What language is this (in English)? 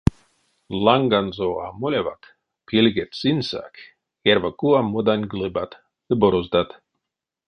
Erzya